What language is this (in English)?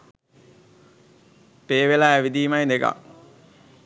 Sinhala